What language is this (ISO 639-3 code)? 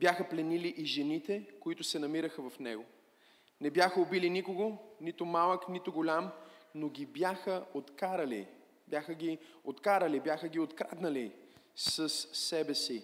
bul